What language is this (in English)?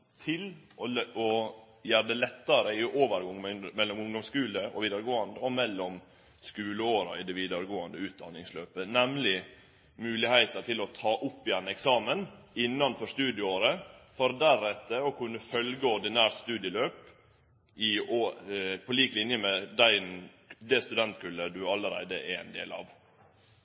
Norwegian Nynorsk